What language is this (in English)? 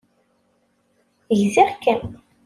Kabyle